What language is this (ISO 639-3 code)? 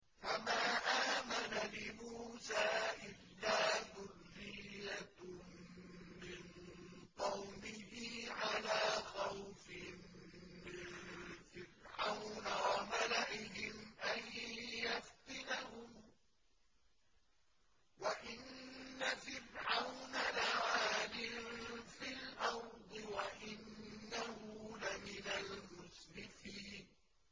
ara